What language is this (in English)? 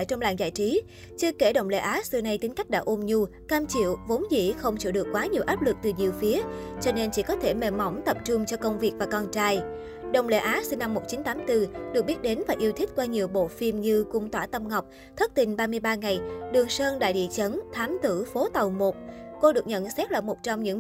Vietnamese